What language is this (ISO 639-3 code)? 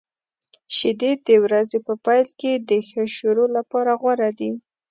pus